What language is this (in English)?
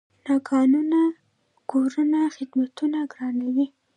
Pashto